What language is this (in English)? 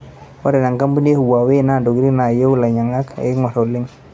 Masai